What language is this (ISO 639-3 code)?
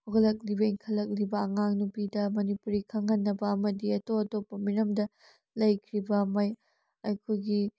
mni